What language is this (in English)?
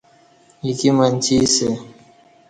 Kati